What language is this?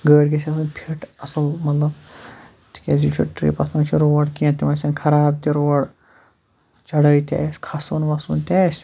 Kashmiri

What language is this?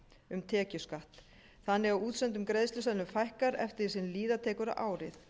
Icelandic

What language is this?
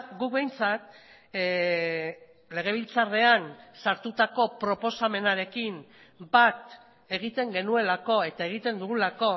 Basque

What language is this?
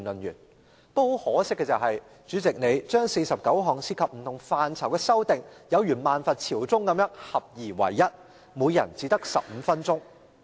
Cantonese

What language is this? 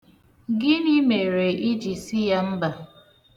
Igbo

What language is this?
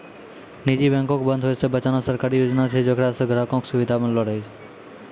Maithili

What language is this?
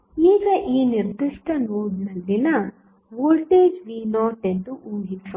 Kannada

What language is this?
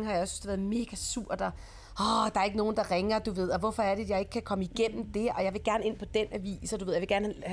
Danish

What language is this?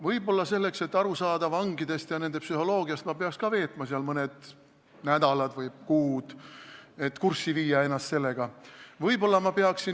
Estonian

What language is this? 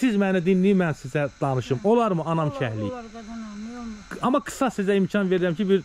Turkish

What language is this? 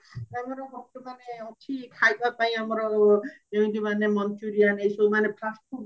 Odia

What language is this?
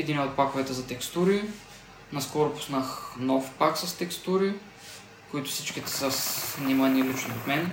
Bulgarian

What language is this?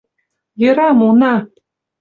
Mari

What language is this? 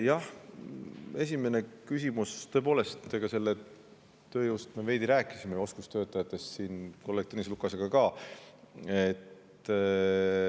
Estonian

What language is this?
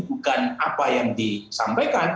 Indonesian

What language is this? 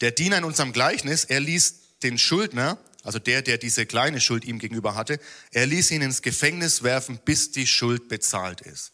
German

